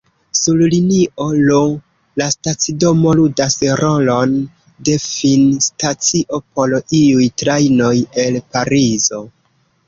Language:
Esperanto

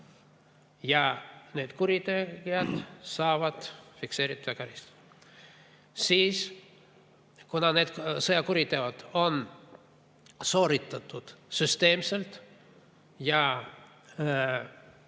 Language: Estonian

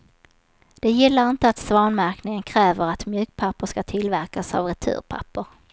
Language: Swedish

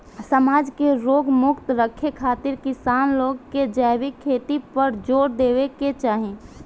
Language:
Bhojpuri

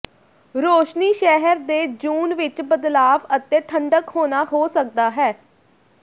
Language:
Punjabi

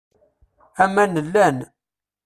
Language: Kabyle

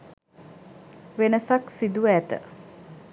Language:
Sinhala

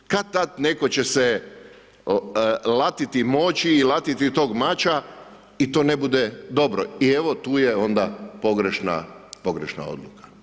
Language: Croatian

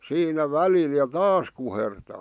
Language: Finnish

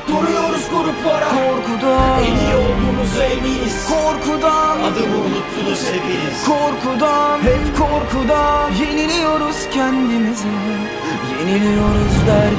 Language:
Turkish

